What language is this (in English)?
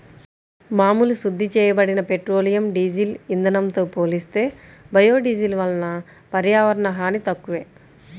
Telugu